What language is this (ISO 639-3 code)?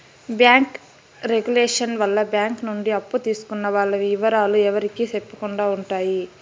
tel